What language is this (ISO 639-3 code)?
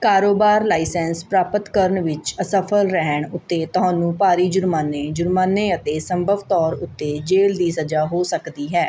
pan